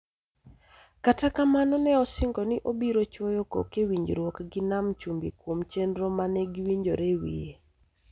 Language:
Luo (Kenya and Tanzania)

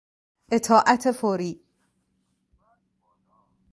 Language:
Persian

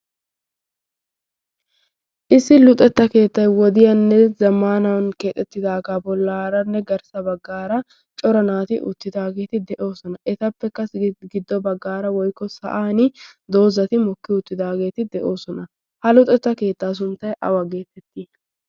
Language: Wolaytta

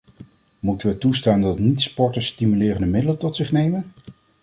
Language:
Dutch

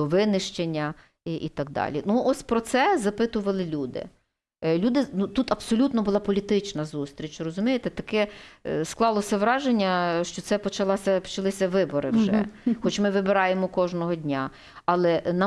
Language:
Ukrainian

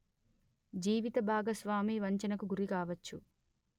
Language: Telugu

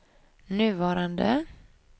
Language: Swedish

